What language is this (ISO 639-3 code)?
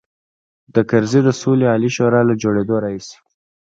pus